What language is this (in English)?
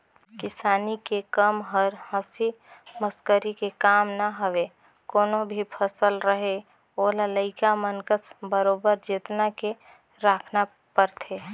Chhattisgarhi